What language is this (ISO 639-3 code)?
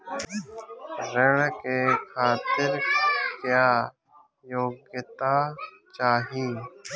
bho